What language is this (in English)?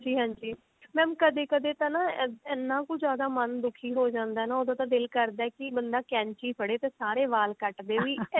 Punjabi